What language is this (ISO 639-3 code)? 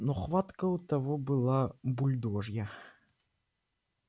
rus